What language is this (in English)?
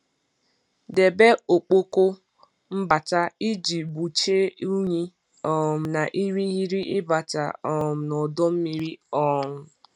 Igbo